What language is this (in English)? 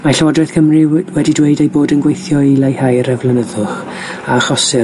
Welsh